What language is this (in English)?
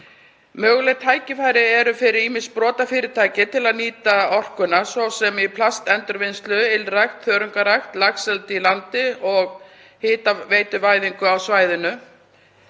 Icelandic